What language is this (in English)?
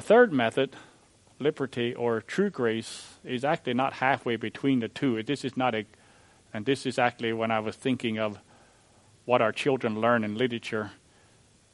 English